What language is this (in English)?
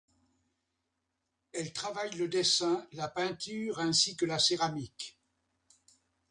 French